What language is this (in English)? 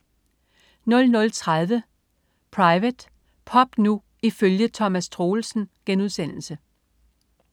Danish